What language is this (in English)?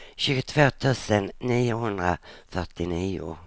Swedish